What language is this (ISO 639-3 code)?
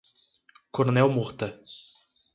por